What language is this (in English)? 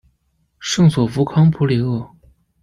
Chinese